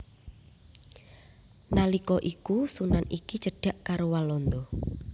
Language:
Javanese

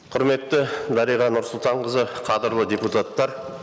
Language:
Kazakh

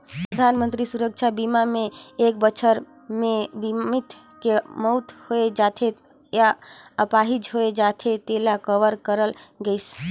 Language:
Chhattisgarhi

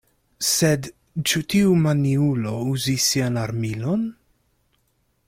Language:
Esperanto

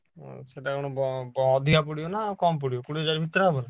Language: Odia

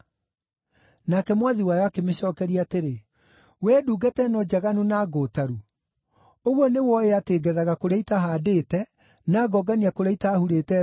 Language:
Kikuyu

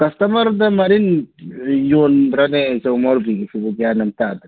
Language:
Manipuri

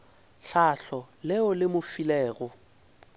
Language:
Northern Sotho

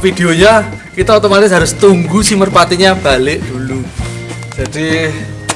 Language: Indonesian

